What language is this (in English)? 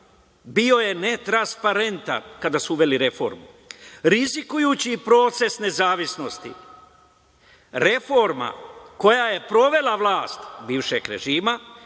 Serbian